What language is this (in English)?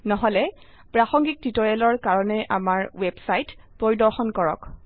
Assamese